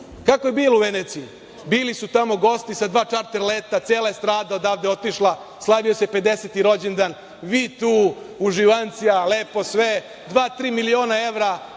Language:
Serbian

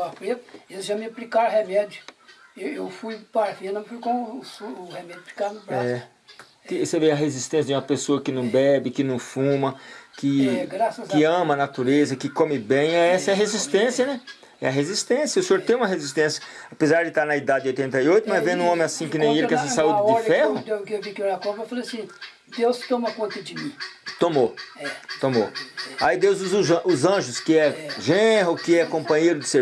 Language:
Portuguese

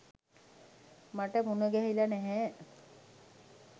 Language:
Sinhala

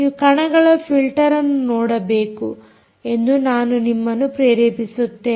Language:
Kannada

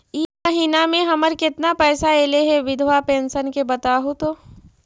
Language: Magahi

